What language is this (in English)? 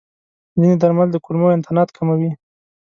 Pashto